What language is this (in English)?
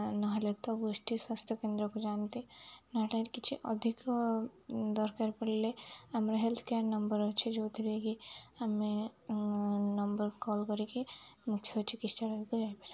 Odia